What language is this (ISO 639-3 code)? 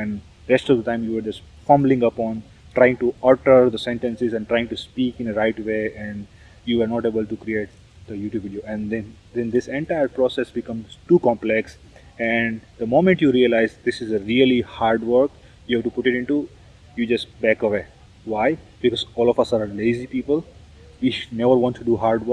eng